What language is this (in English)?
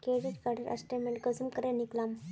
Magahi